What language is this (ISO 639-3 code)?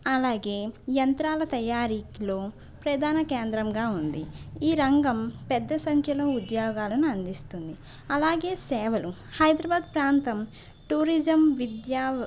tel